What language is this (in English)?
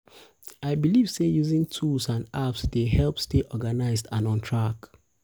Nigerian Pidgin